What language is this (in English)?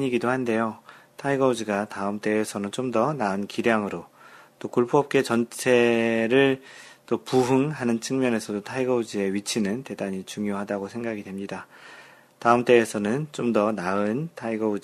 Korean